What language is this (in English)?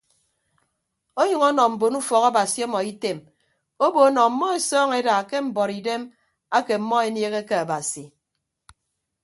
Ibibio